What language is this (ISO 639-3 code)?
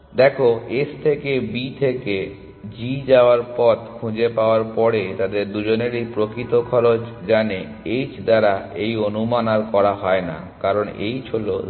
ben